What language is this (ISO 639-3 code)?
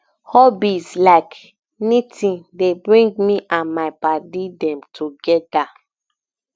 pcm